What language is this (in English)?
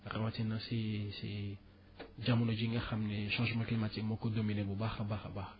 Wolof